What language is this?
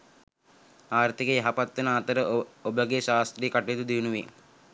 Sinhala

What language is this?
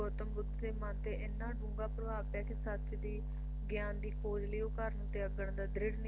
Punjabi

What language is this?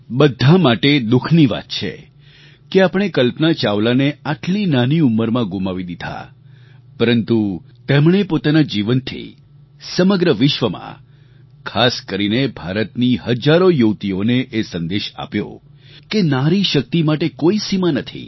Gujarati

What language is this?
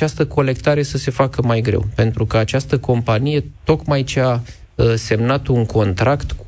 Romanian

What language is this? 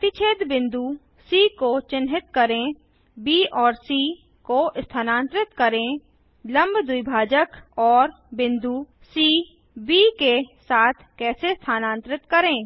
Hindi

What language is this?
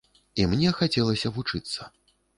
Belarusian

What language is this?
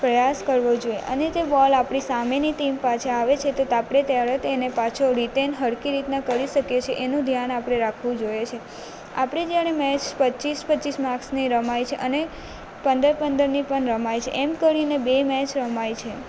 Gujarati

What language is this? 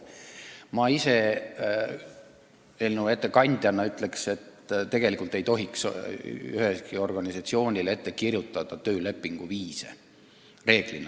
Estonian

